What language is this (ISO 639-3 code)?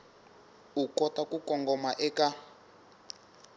tso